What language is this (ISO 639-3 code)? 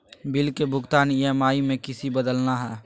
mag